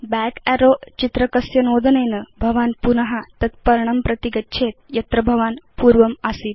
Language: Sanskrit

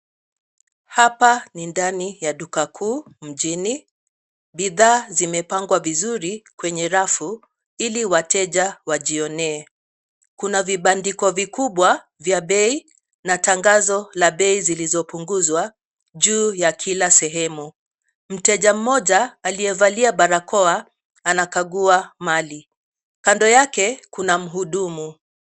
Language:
Swahili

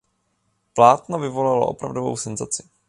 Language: Czech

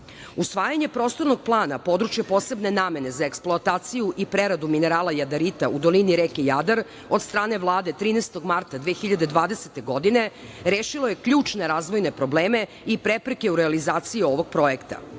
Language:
Serbian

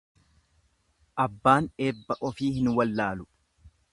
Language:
Oromo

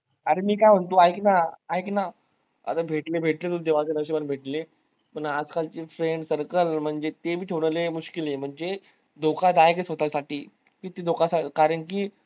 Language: Marathi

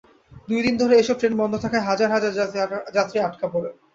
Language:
Bangla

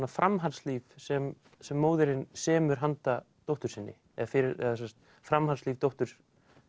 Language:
Icelandic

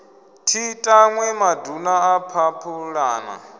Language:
Venda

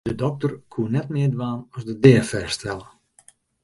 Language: Western Frisian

